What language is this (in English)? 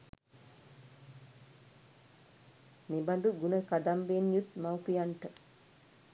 Sinhala